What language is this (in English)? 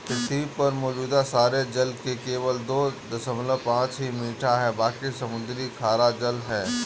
Hindi